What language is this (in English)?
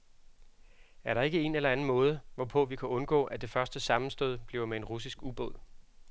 Danish